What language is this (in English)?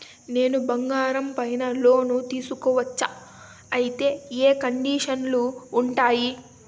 Telugu